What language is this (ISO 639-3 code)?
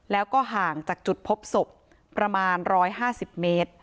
tha